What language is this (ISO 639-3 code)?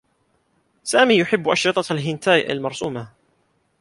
ara